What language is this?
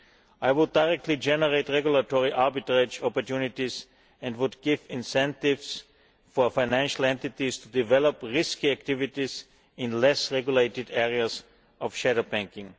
English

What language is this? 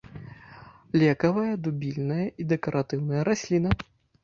Belarusian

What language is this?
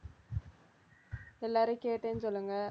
Tamil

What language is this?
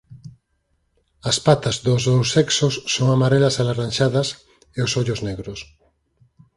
Galician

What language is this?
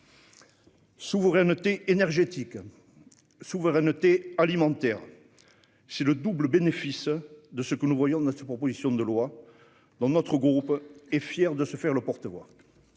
French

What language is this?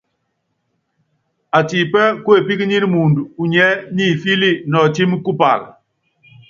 Yangben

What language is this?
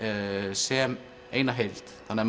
Icelandic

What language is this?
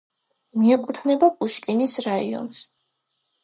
Georgian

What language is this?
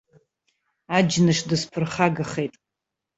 Abkhazian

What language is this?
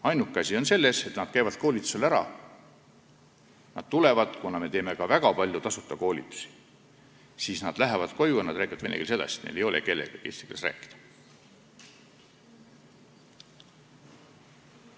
Estonian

